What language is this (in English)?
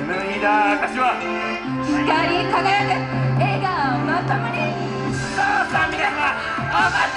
Japanese